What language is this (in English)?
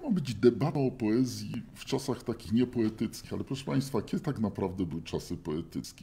Polish